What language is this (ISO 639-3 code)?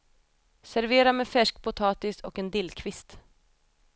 swe